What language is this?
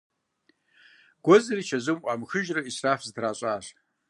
Kabardian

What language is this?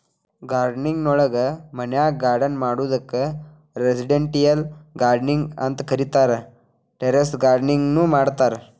Kannada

